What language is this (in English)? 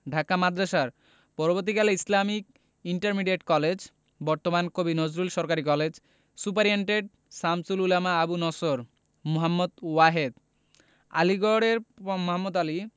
Bangla